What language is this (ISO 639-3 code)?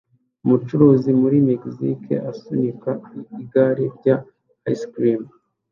kin